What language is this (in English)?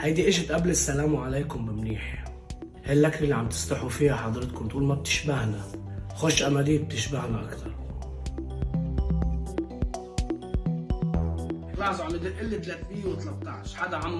Arabic